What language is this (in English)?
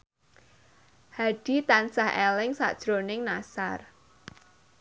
Javanese